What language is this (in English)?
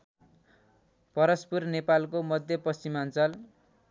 Nepali